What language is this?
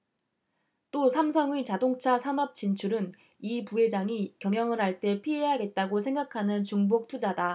Korean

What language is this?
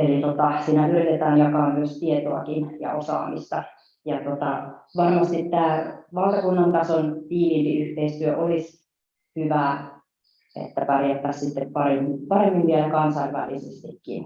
Finnish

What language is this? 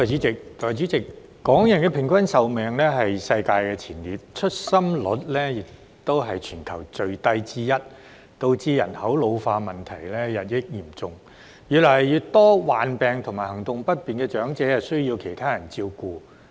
Cantonese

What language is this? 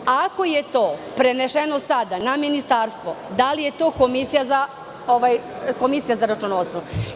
Serbian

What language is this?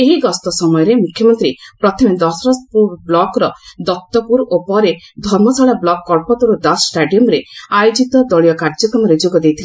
Odia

